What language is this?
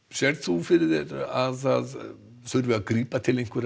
Icelandic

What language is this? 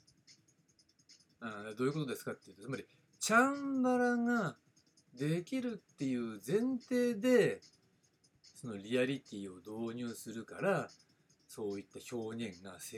Japanese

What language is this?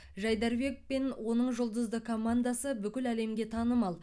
Kazakh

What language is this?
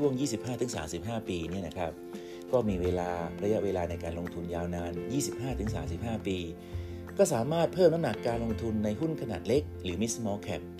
Thai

